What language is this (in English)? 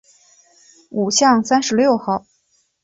Chinese